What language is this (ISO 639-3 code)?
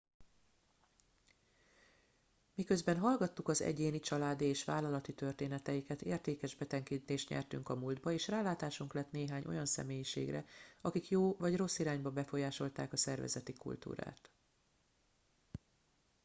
hun